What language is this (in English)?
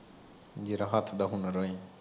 Punjabi